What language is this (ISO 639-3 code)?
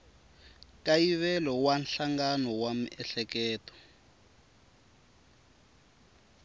tso